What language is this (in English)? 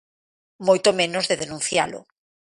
Galician